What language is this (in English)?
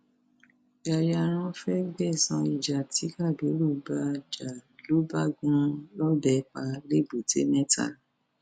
Yoruba